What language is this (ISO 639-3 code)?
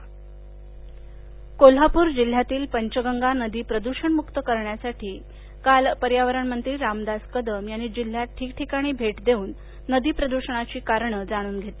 mar